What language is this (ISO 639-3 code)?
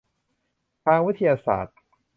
tha